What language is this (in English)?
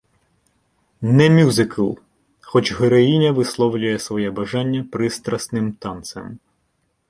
Ukrainian